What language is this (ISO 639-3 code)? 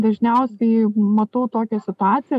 lit